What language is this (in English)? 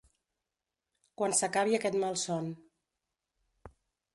Catalan